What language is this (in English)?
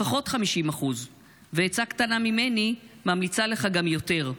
Hebrew